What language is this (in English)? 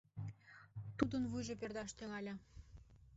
Mari